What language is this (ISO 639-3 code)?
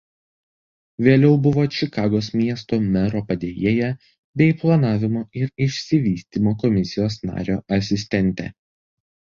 lit